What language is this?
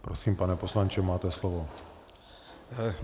Czech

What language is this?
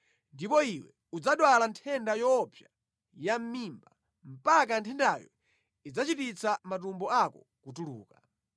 Nyanja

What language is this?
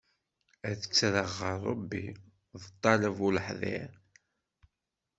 Kabyle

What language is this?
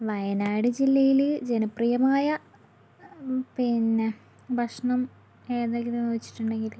Malayalam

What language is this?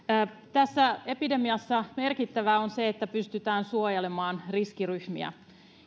Finnish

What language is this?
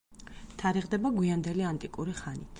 Georgian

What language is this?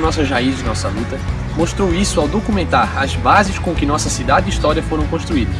Portuguese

